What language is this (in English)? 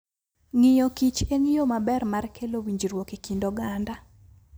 Luo (Kenya and Tanzania)